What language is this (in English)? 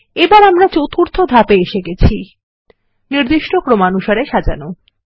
Bangla